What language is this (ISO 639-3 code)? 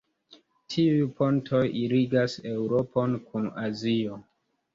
epo